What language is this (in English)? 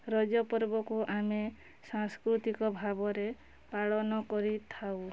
Odia